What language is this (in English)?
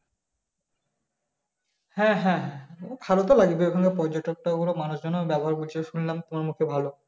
Bangla